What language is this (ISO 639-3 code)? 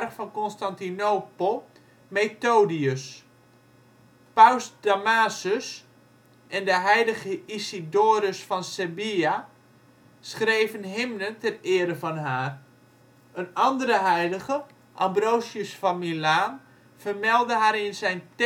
nld